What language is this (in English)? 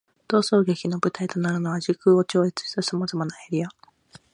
Japanese